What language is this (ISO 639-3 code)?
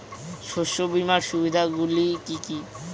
ben